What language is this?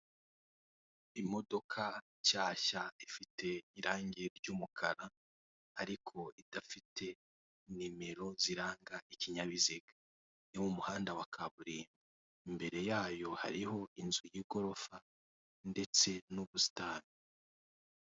Kinyarwanda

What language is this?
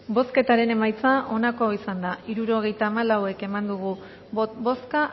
Basque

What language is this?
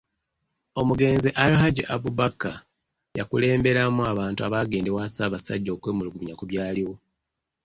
Ganda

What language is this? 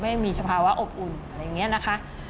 Thai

